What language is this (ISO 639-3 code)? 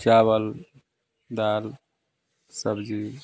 hin